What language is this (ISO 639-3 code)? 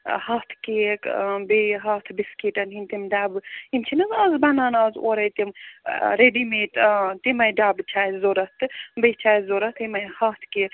kas